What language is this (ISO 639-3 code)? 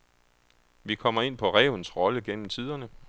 dan